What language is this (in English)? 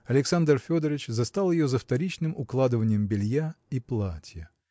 Russian